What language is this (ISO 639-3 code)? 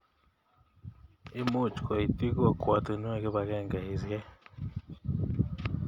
kln